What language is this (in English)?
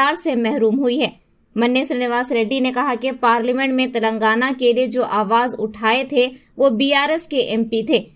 Telugu